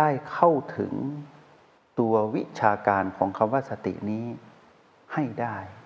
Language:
Thai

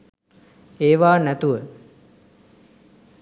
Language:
Sinhala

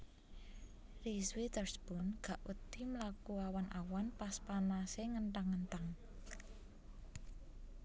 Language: Javanese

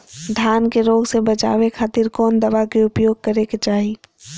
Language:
Magahi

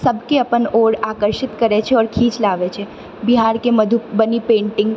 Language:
Maithili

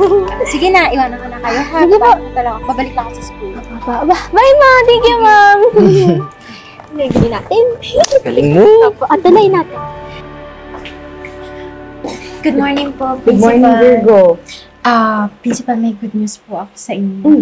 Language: Filipino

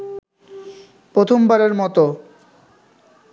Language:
Bangla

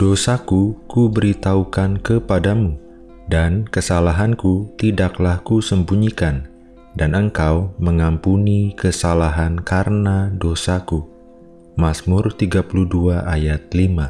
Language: Indonesian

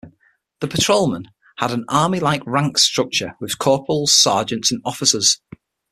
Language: English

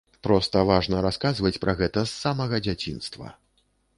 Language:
Belarusian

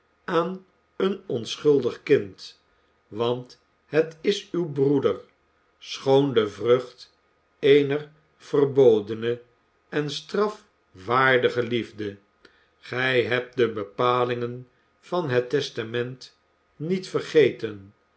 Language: Dutch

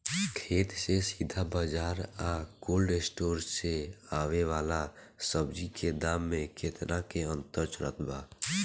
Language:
Bhojpuri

